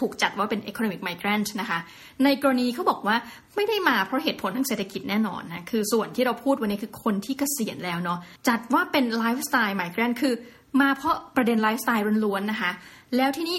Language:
Thai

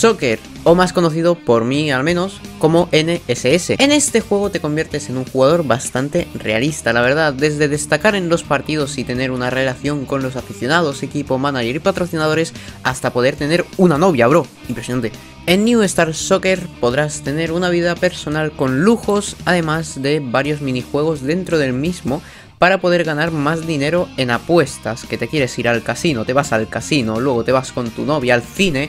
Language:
Spanish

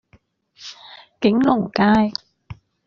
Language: Cantonese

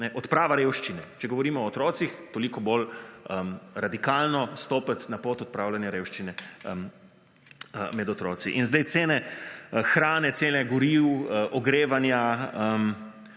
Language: Slovenian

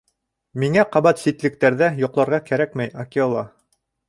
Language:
Bashkir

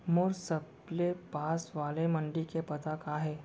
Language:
Chhattisgarhi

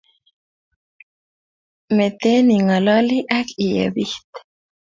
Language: Kalenjin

